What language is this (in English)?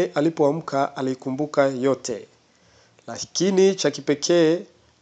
Swahili